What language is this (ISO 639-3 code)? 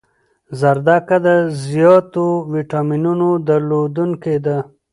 pus